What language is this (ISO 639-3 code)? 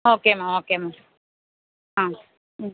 tam